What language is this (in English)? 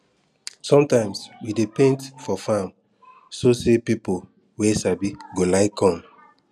Nigerian Pidgin